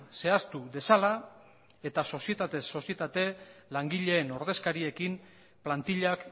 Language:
Basque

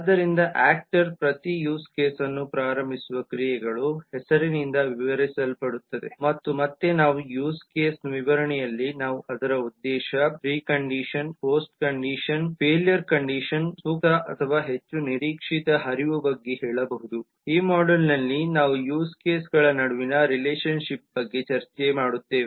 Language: Kannada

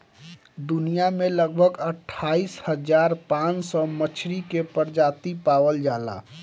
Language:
Bhojpuri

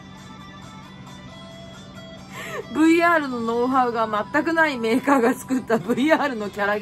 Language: Japanese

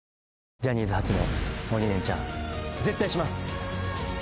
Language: Japanese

